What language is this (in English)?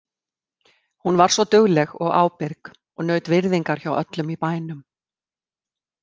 Icelandic